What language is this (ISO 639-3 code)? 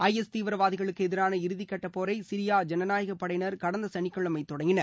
tam